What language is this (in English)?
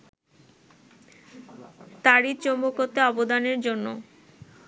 Bangla